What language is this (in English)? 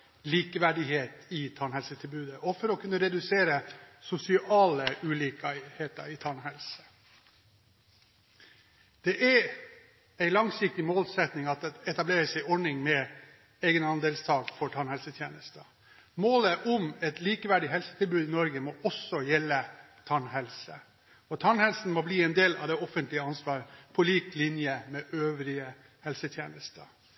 Norwegian Bokmål